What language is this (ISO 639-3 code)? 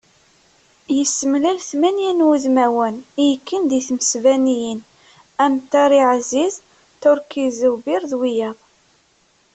kab